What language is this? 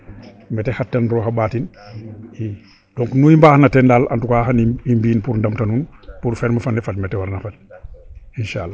Serer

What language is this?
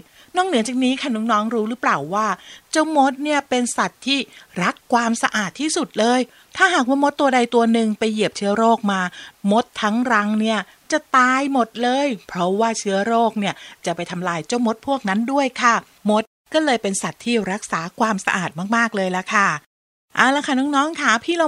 Thai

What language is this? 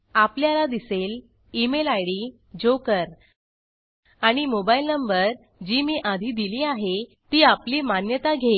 Marathi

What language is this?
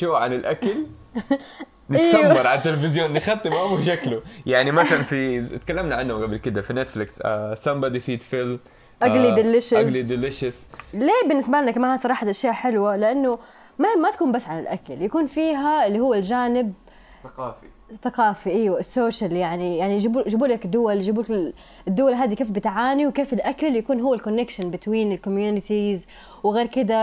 Arabic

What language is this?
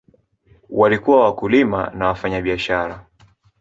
Swahili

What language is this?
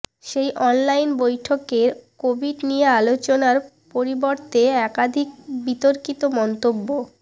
Bangla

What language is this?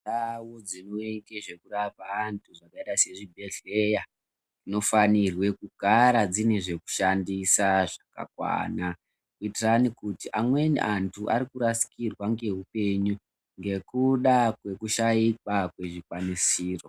Ndau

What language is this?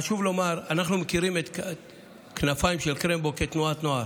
Hebrew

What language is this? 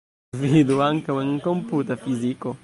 Esperanto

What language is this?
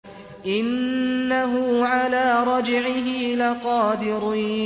Arabic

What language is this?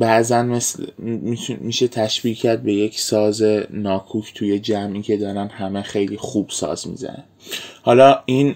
Persian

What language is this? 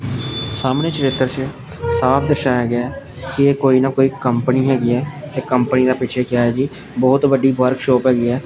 Punjabi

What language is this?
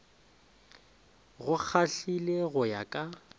Northern Sotho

